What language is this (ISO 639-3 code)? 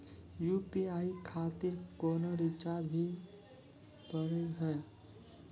mai